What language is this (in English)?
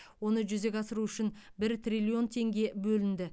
Kazakh